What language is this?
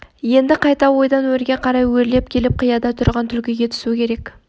Kazakh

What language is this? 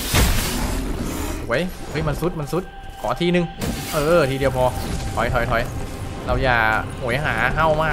Thai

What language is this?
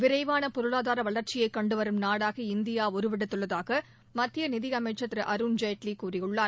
Tamil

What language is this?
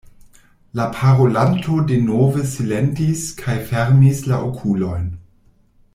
Esperanto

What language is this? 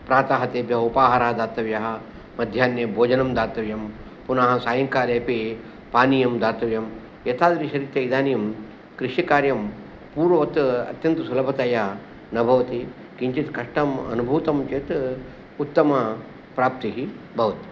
Sanskrit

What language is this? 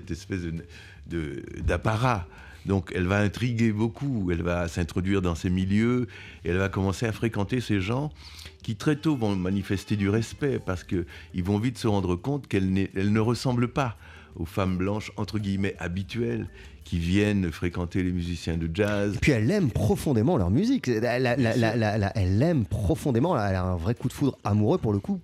French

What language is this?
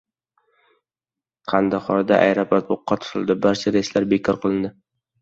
Uzbek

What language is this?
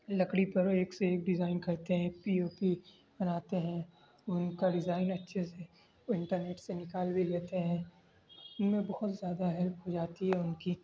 Urdu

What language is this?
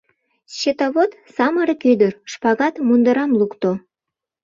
Mari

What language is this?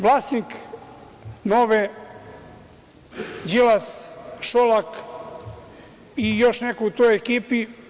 Serbian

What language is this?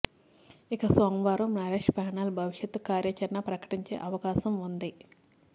Telugu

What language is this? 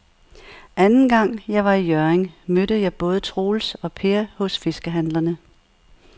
Danish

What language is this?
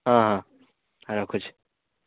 Odia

